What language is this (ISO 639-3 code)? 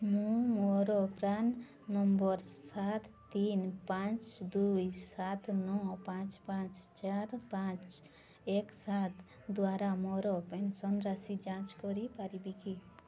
ori